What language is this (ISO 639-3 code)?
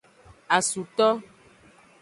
ajg